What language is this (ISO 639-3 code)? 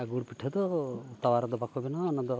sat